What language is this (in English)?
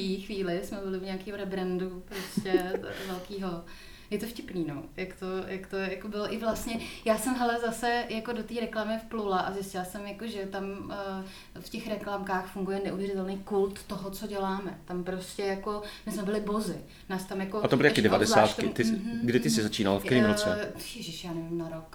Czech